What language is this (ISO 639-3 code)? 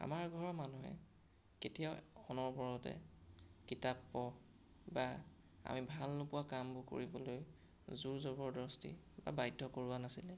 asm